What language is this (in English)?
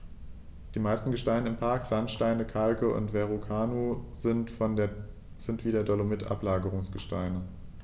German